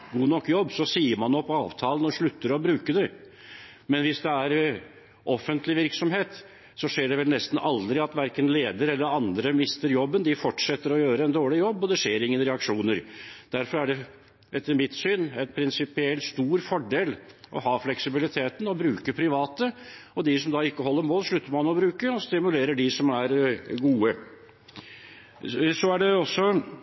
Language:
Norwegian Bokmål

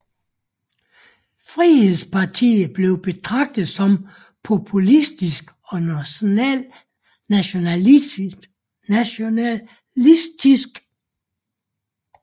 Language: Danish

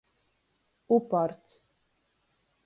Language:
Latgalian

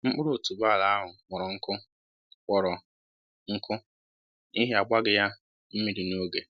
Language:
Igbo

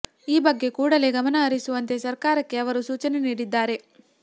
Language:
Kannada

